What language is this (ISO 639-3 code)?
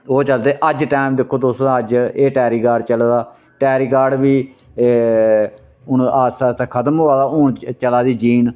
doi